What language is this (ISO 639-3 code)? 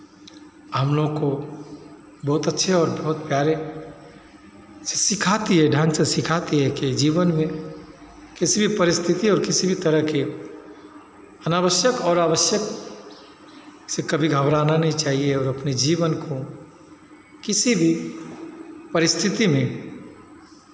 hin